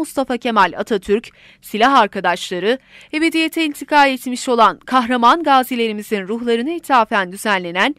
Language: Turkish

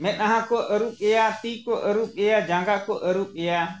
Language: Santali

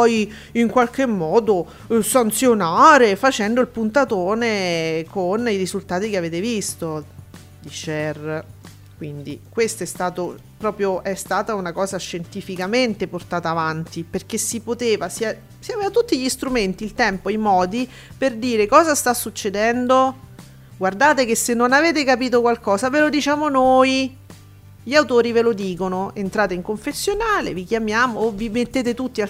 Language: Italian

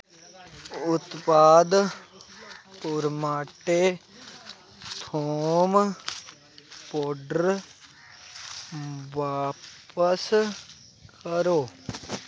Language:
Dogri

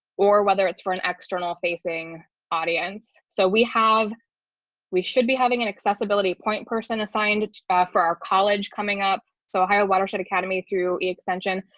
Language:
English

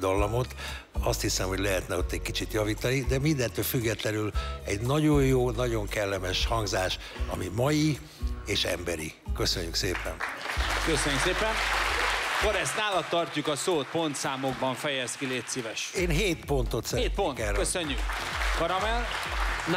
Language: Hungarian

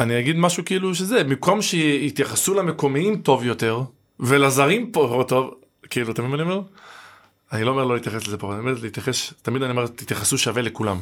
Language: Hebrew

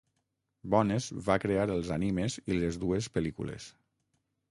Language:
Catalan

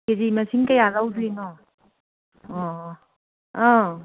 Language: Manipuri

